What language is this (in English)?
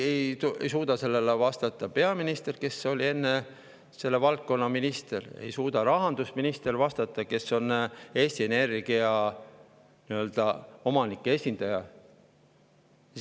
Estonian